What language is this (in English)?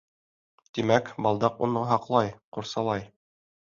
Bashkir